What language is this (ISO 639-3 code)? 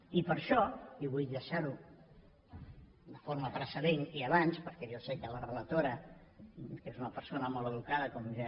cat